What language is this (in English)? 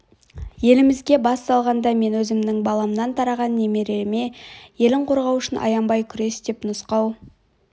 Kazakh